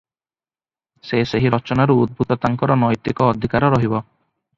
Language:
Odia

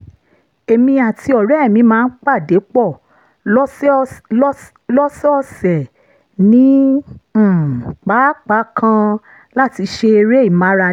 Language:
Yoruba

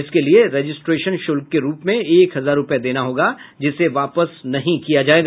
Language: Hindi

